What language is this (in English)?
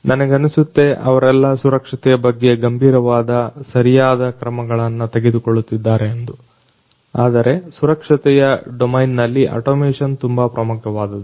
Kannada